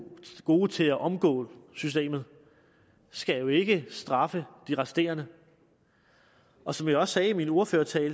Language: Danish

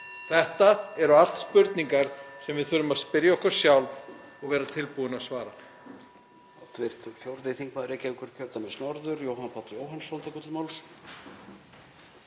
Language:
Icelandic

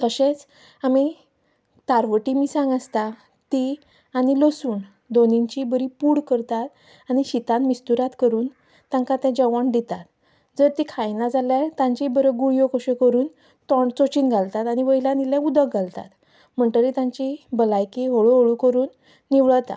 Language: Konkani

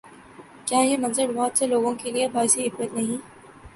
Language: Urdu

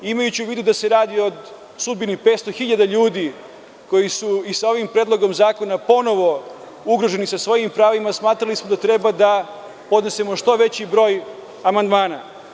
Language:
Serbian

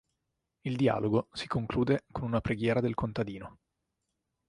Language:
Italian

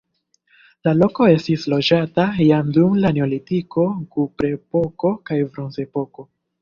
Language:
Esperanto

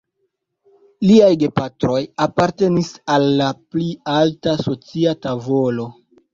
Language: Esperanto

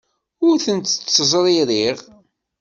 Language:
Kabyle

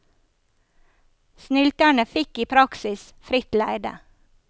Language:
Norwegian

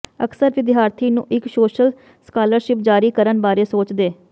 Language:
Punjabi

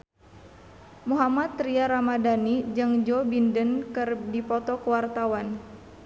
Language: Sundanese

